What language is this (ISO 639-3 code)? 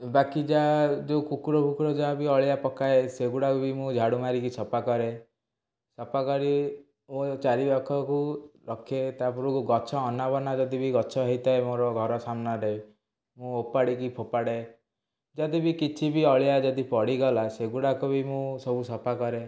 ori